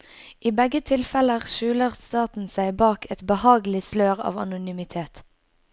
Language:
Norwegian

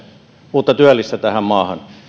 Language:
Finnish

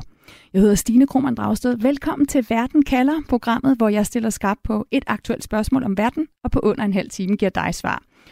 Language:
Danish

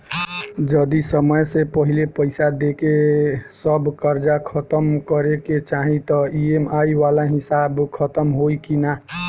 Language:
Bhojpuri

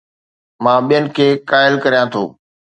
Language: Sindhi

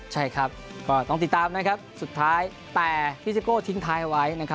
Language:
Thai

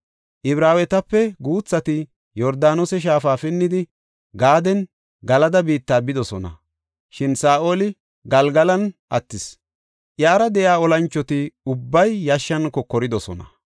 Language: Gofa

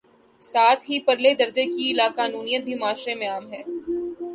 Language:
Urdu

